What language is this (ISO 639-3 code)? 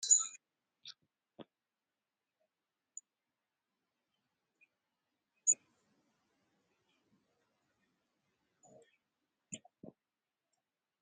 sid